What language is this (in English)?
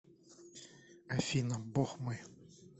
Russian